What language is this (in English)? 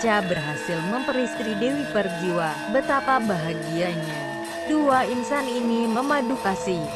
Indonesian